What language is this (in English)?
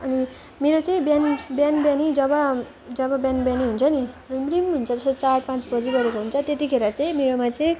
Nepali